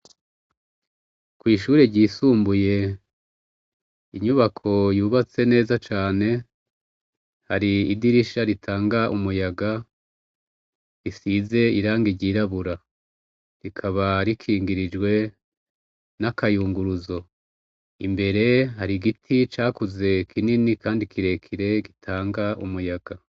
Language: Rundi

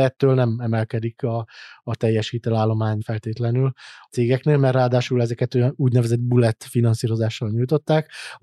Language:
Hungarian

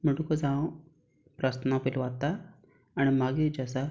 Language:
Konkani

